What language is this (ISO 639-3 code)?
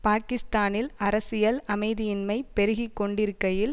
tam